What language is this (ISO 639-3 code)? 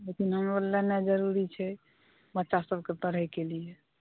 mai